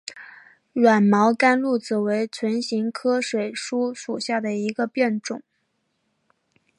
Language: Chinese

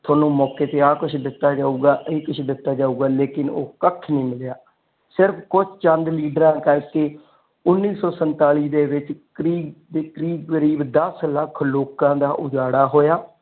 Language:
Punjabi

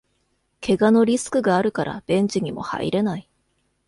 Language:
Japanese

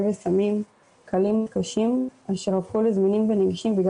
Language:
Hebrew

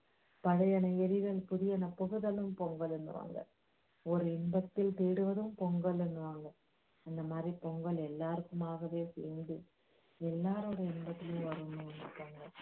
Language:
Tamil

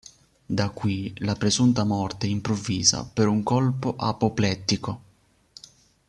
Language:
Italian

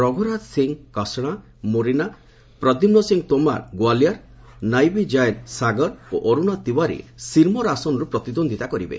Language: Odia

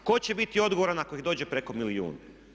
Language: Croatian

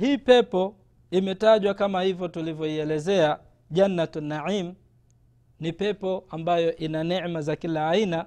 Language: Swahili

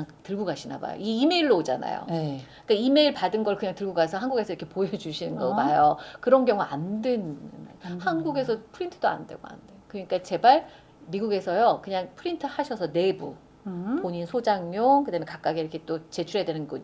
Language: Korean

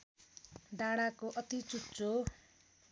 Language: Nepali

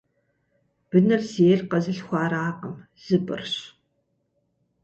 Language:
Kabardian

